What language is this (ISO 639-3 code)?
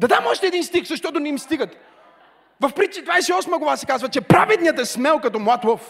bul